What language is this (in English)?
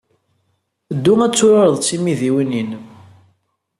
Kabyle